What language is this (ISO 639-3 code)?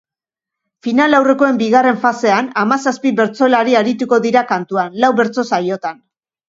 eus